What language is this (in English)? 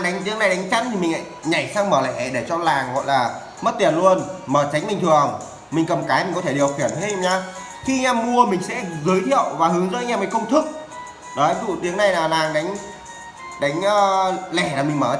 Vietnamese